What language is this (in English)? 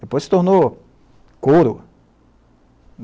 Portuguese